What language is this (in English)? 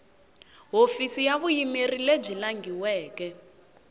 Tsonga